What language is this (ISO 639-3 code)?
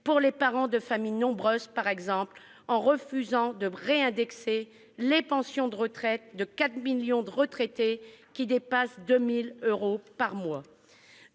fra